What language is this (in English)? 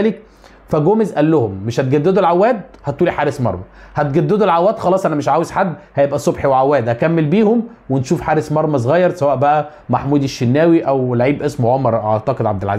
Arabic